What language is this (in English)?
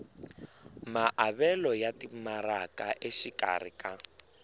Tsonga